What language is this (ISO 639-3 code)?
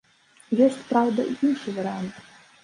bel